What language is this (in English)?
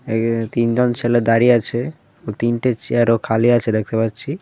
Bangla